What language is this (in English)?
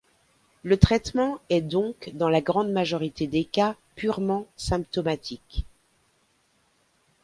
French